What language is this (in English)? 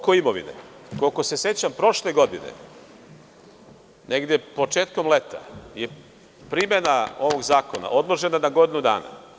Serbian